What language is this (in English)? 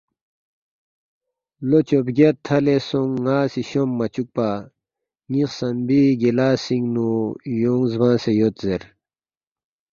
Balti